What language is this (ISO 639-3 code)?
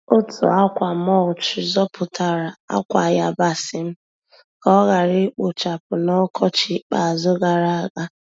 ibo